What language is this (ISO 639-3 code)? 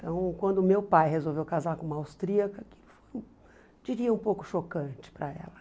por